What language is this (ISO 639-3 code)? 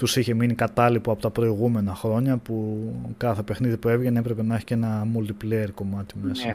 ell